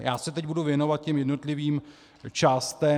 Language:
Czech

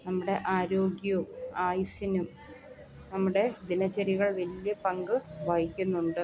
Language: Malayalam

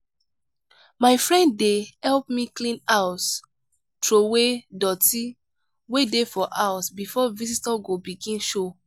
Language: Nigerian Pidgin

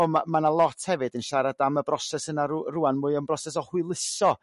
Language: Welsh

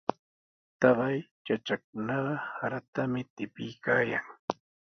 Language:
Sihuas Ancash Quechua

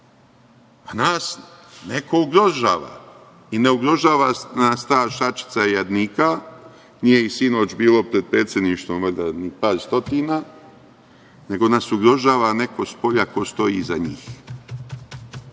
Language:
Serbian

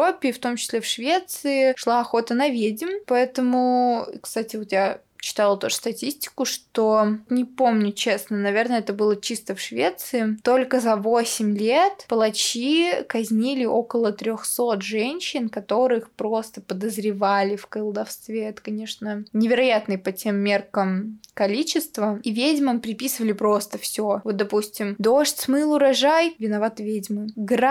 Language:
Russian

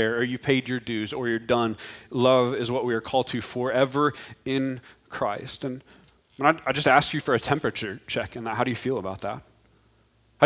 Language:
English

